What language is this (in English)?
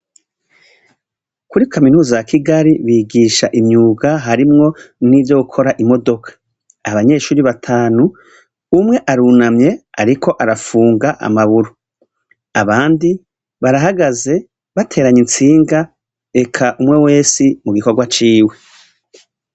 Rundi